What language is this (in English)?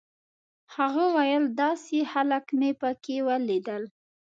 Pashto